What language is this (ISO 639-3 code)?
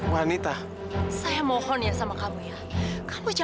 ind